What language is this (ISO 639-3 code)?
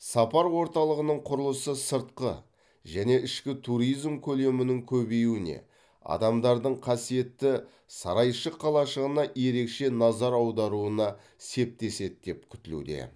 kaz